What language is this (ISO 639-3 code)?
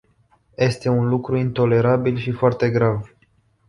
ron